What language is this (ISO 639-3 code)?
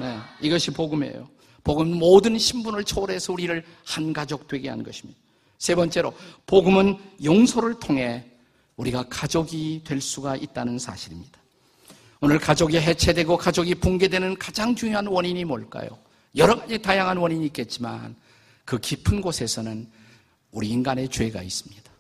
kor